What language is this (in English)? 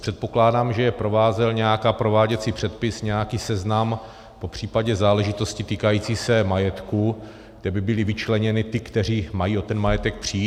Czech